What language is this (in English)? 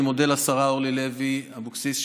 Hebrew